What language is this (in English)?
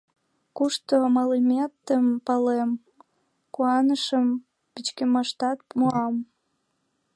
Mari